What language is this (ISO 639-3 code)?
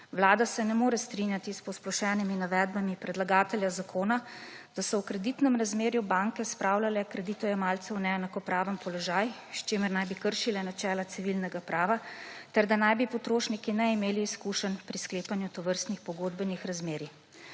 slv